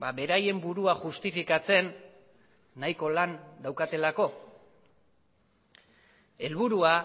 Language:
Basque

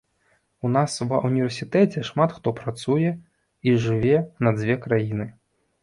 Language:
Belarusian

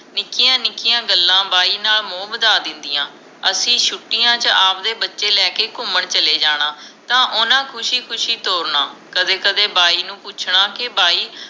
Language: Punjabi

